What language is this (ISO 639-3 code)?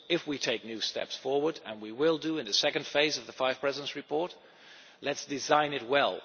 eng